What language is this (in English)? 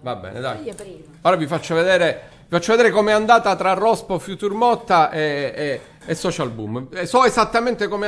Italian